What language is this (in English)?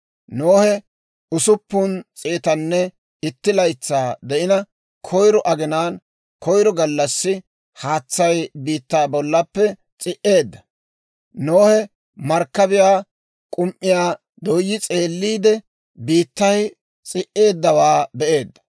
Dawro